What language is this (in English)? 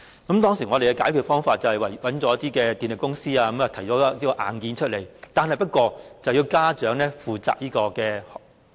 Cantonese